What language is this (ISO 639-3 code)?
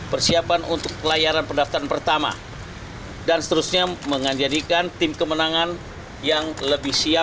ind